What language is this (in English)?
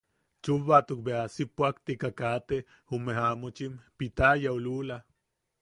Yaqui